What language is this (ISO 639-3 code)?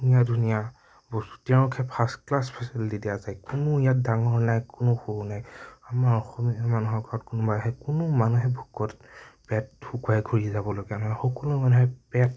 asm